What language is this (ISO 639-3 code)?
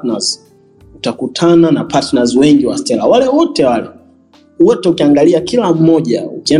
swa